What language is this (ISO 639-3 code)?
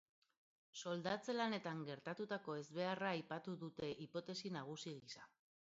eus